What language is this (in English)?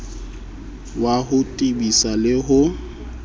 Southern Sotho